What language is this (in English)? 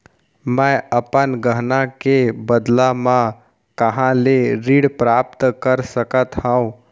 Chhattisgarhi